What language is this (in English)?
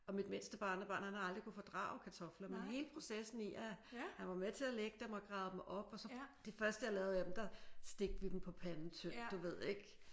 Danish